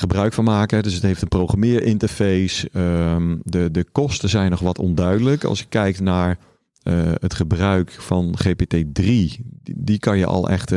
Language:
Dutch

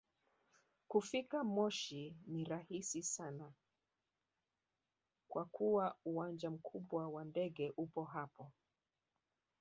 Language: Swahili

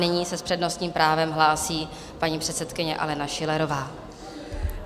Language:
Czech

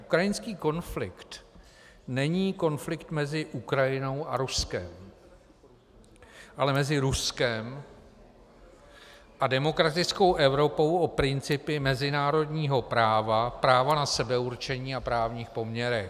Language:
Czech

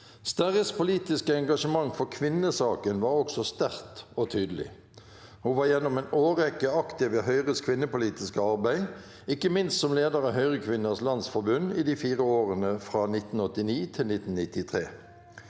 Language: Norwegian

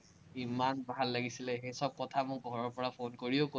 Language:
Assamese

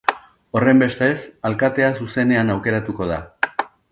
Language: Basque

